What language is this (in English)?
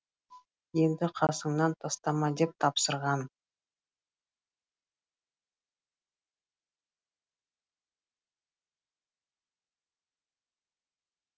Kazakh